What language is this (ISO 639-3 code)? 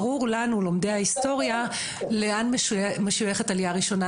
heb